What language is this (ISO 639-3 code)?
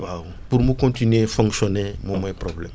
wol